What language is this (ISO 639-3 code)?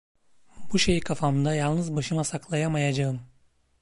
tur